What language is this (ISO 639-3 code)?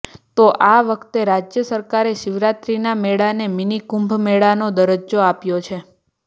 guj